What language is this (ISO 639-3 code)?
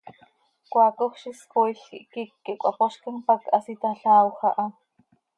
sei